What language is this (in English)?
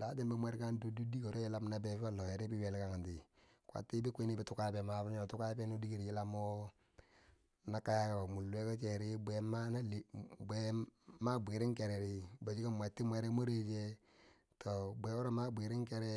Bangwinji